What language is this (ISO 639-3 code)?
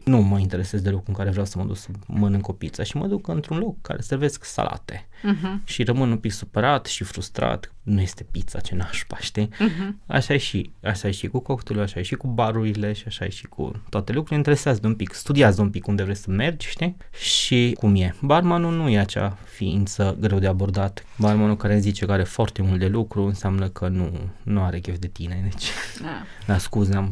ron